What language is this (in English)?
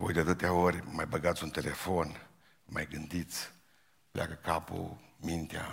Romanian